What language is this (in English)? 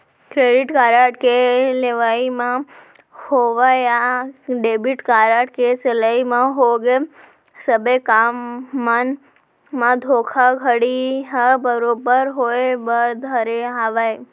Chhattisgarhi